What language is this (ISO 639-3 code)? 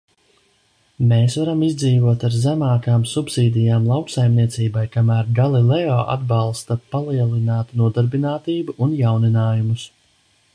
lav